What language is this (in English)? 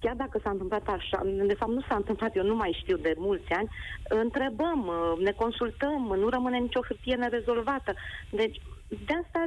Romanian